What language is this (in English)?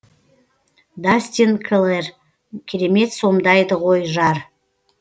Kazakh